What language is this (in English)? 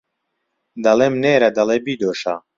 Central Kurdish